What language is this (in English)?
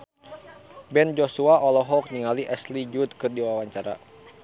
Sundanese